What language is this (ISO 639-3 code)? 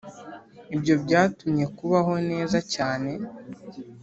kin